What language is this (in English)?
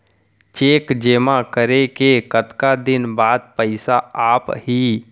Chhattisgarhi